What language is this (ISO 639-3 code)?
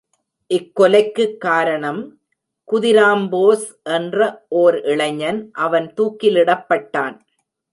tam